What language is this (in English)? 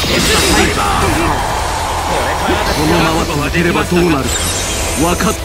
Japanese